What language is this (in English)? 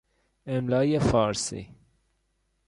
Persian